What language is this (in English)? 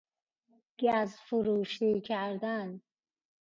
Persian